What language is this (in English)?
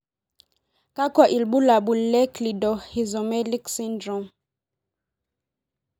Masai